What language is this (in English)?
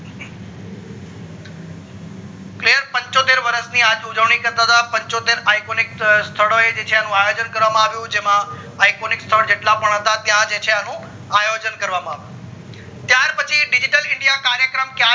Gujarati